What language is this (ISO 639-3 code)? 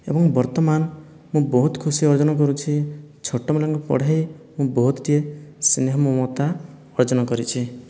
ori